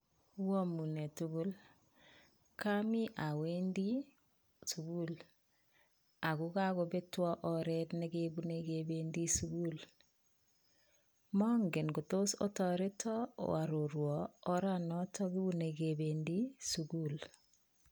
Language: Kalenjin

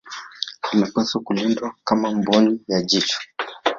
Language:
Swahili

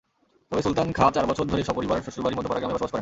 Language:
Bangla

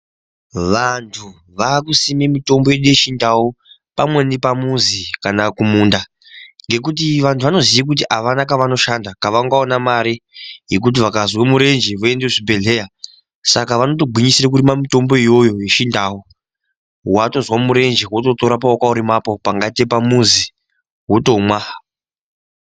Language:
Ndau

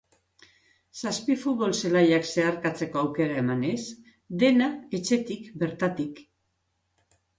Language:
Basque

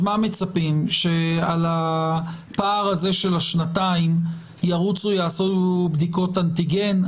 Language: Hebrew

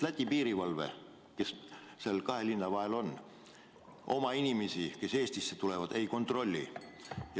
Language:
Estonian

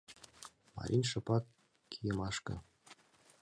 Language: Mari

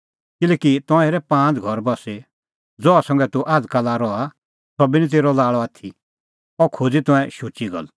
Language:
Kullu Pahari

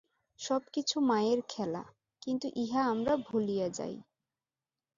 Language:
Bangla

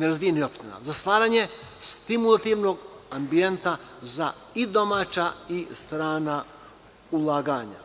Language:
Serbian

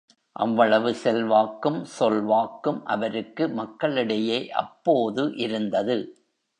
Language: Tamil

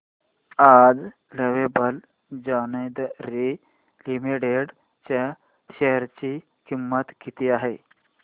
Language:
Marathi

